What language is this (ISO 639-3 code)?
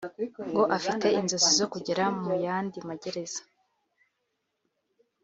kin